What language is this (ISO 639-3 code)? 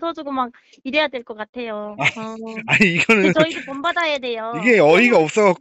kor